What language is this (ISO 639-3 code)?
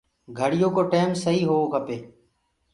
ggg